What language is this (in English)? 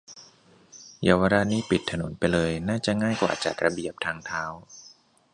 Thai